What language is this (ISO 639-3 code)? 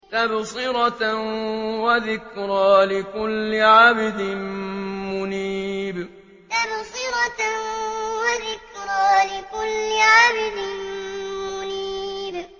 ara